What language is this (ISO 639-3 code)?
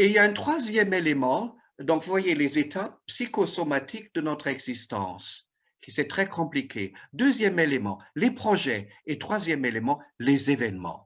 fra